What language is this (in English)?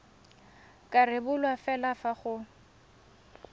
Tswana